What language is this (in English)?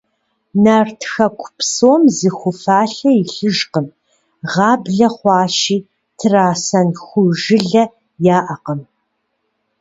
Kabardian